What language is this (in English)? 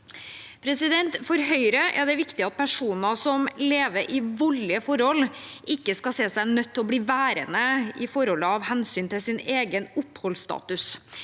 Norwegian